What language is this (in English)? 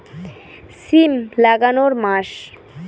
Bangla